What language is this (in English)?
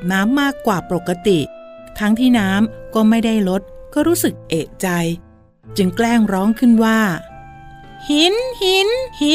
Thai